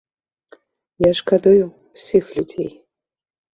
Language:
Belarusian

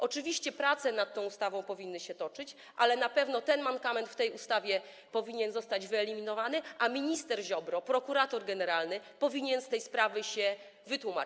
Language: Polish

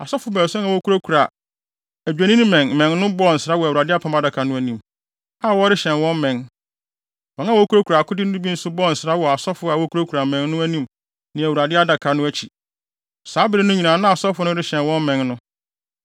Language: Akan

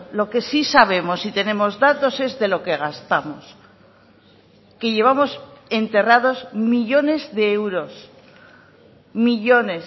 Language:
Spanish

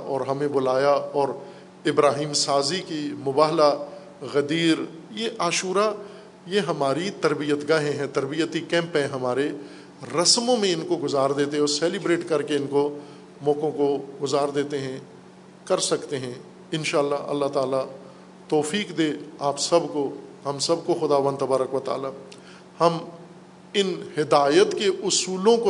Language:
Urdu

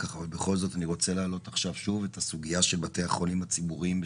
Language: Hebrew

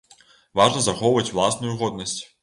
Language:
Belarusian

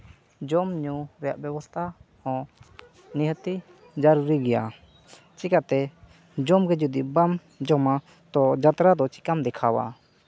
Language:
Santali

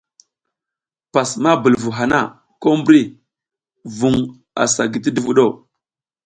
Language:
South Giziga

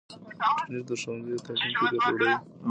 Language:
Pashto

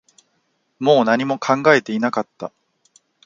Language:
Japanese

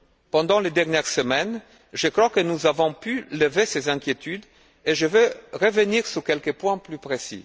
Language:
French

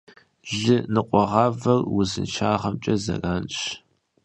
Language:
Kabardian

